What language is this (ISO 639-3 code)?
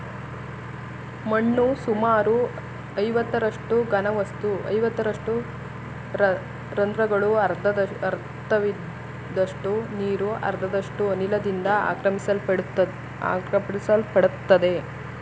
kan